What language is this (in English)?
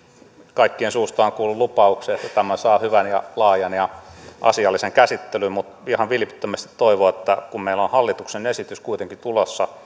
Finnish